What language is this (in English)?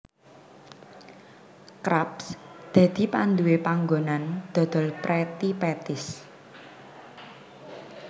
Javanese